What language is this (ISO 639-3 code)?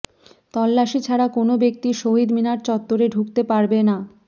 ben